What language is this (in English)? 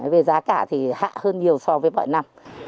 Vietnamese